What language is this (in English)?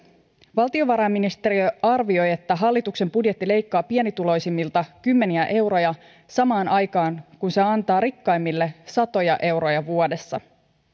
Finnish